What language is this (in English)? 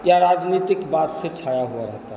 Hindi